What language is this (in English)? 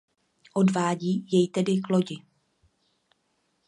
Czech